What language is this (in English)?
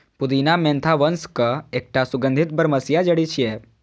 Maithili